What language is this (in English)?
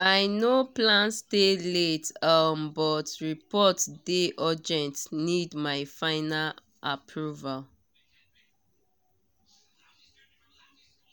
Nigerian Pidgin